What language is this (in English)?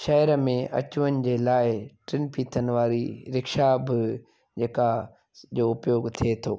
Sindhi